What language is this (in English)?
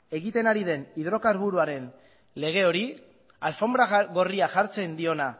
Basque